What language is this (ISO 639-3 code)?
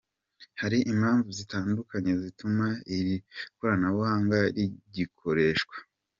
kin